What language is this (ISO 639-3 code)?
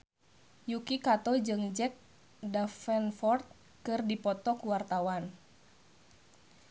sun